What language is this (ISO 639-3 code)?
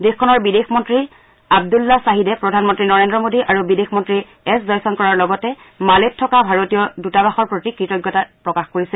asm